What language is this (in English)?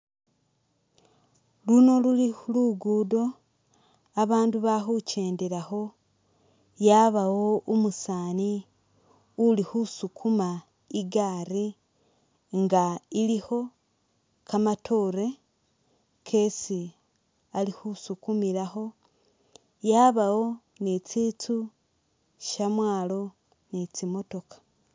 Masaaba